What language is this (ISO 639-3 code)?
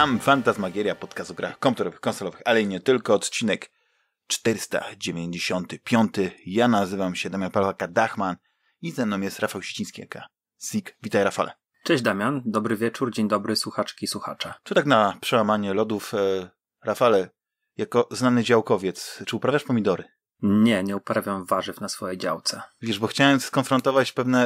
pol